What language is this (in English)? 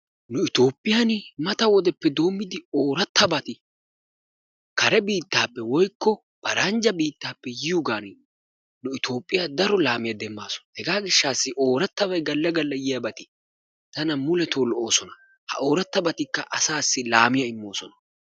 Wolaytta